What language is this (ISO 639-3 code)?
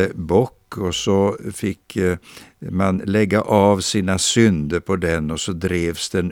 swe